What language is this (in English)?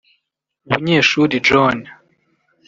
Kinyarwanda